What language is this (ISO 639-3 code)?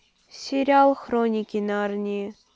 rus